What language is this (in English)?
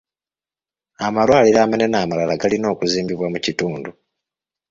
Ganda